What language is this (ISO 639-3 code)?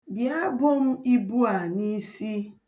ibo